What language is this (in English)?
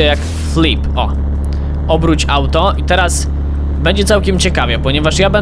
Polish